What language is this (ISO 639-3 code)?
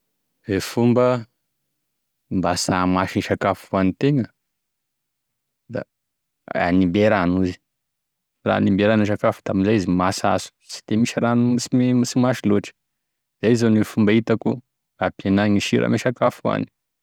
tkg